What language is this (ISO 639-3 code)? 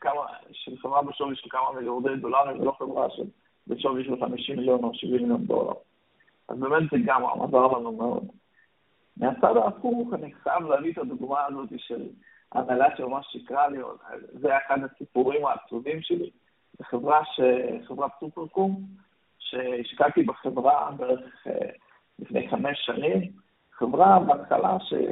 heb